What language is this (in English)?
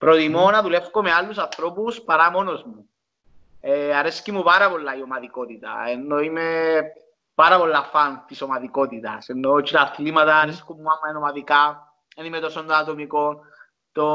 Greek